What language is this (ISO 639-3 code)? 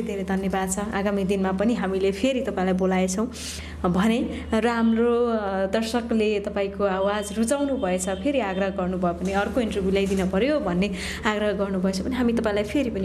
hin